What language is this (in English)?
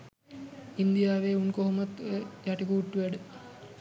Sinhala